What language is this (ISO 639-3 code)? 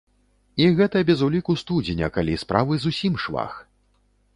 bel